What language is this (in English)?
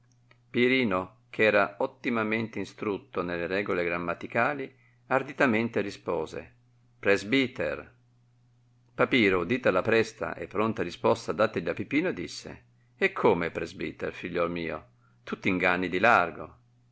Italian